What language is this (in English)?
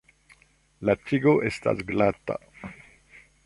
Esperanto